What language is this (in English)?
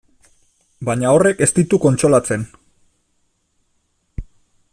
Basque